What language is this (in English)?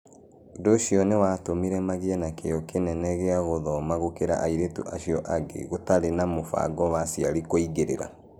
Kikuyu